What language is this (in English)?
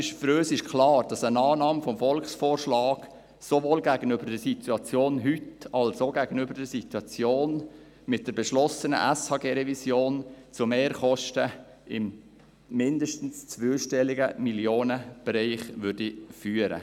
Swiss German